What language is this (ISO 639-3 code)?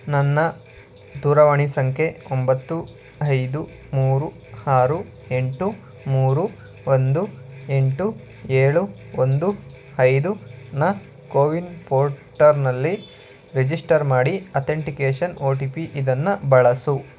kan